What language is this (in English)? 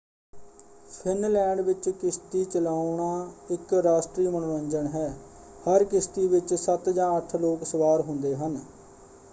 Punjabi